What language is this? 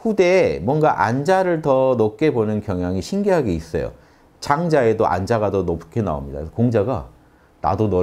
Korean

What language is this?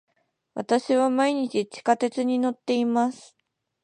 Japanese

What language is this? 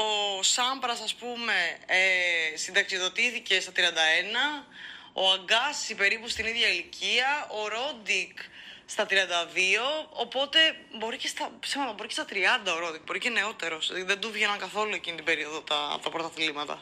Greek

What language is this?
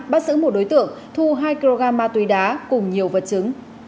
Vietnamese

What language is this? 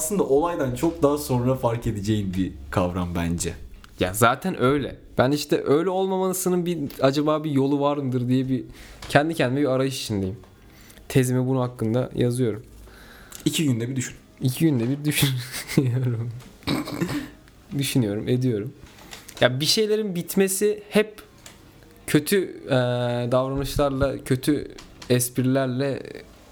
Turkish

